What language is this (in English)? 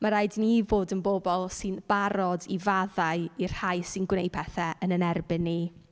Welsh